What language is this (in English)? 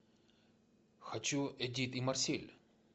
Russian